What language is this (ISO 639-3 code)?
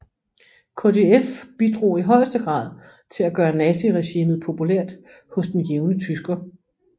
dan